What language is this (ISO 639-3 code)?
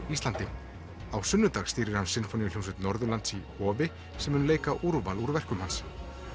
isl